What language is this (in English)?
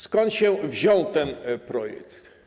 Polish